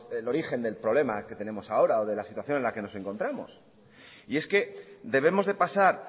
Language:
Spanish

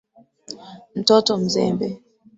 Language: Swahili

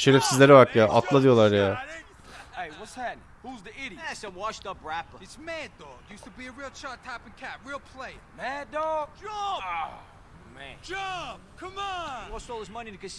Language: Turkish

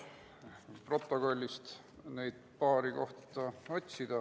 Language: Estonian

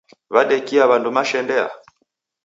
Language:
Taita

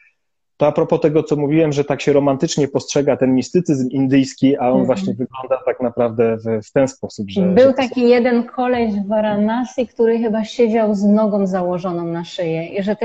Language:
Polish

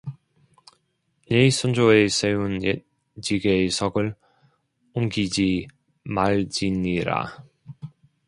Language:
Korean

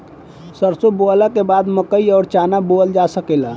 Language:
Bhojpuri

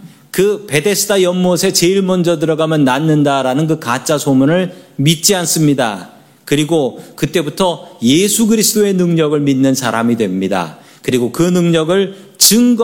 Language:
Korean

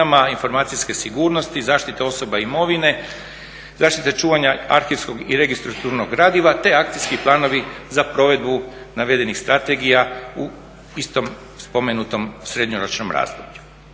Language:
Croatian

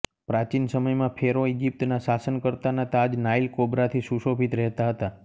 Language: Gujarati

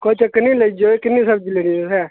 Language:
Dogri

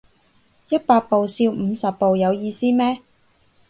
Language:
Cantonese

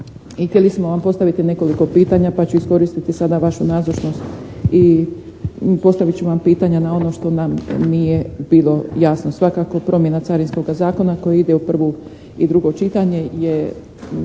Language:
Croatian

